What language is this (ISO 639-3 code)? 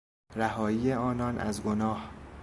fas